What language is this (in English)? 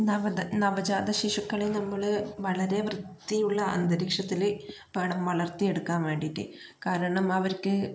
Malayalam